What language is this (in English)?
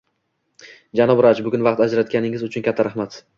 Uzbek